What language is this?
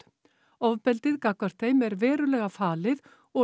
Icelandic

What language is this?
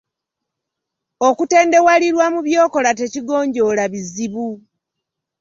Ganda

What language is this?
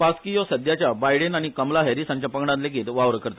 Konkani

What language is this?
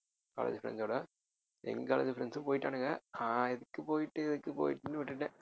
Tamil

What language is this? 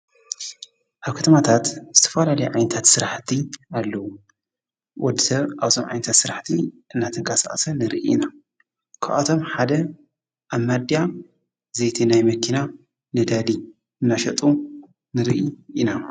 Tigrinya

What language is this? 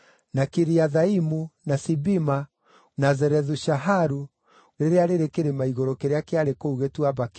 Kikuyu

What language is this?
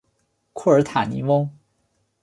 Chinese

